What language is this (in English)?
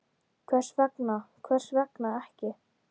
Icelandic